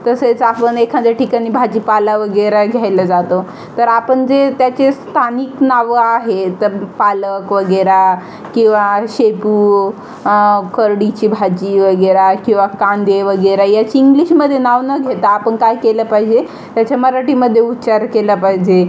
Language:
Marathi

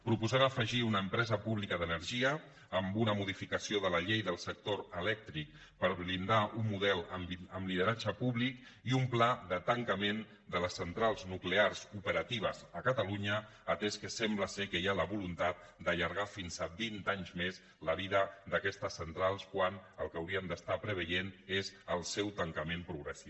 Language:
Catalan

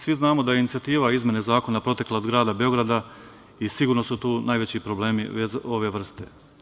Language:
Serbian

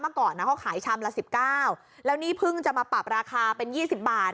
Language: Thai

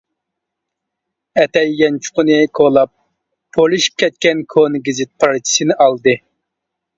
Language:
Uyghur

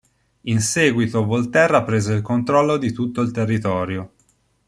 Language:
Italian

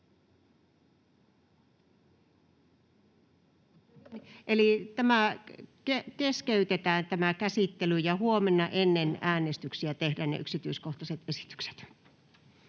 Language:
Finnish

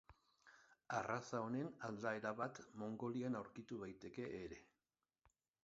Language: Basque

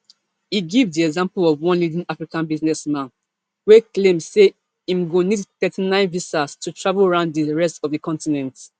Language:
Nigerian Pidgin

